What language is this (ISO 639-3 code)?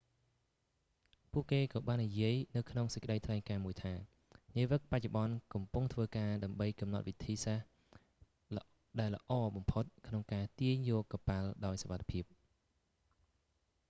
khm